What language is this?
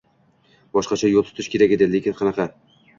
Uzbek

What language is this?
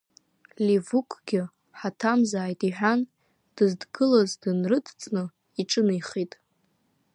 Abkhazian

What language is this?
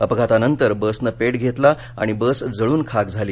Marathi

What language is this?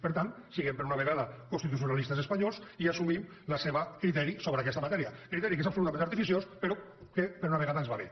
Catalan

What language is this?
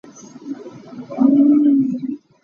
Hakha Chin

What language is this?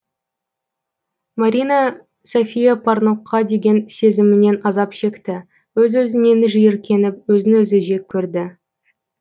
Kazakh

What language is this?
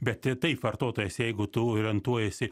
Lithuanian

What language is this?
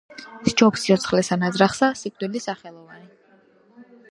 Georgian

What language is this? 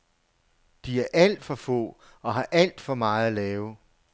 Danish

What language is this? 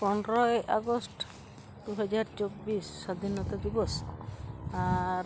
Santali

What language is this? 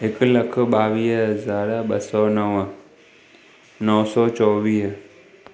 Sindhi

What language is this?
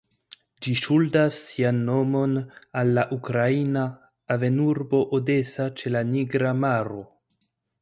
Esperanto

